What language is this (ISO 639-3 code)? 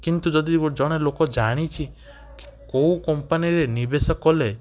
ori